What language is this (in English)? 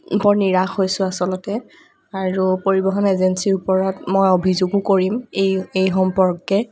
Assamese